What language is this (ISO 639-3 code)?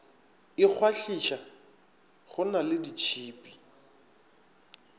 nso